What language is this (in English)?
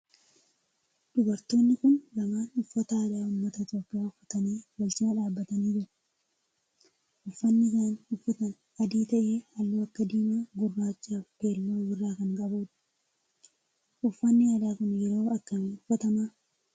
Oromo